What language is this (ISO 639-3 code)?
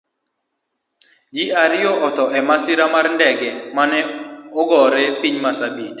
luo